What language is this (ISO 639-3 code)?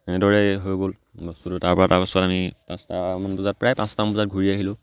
asm